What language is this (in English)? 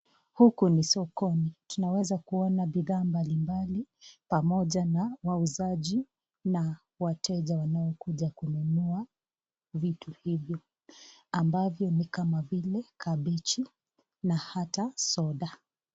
Swahili